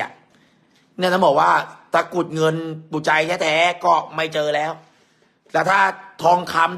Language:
Thai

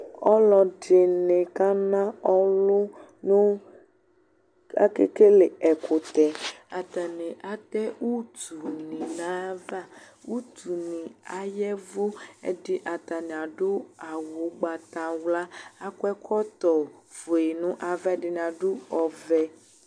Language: Ikposo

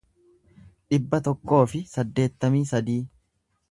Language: Oromo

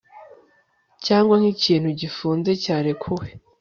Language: Kinyarwanda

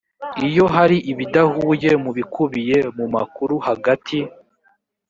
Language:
Kinyarwanda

